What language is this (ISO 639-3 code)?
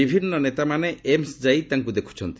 ori